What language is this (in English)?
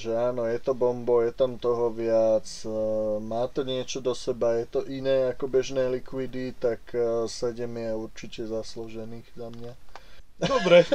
Slovak